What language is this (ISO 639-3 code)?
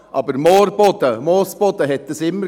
gsw